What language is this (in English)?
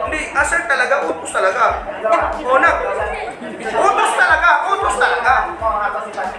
Filipino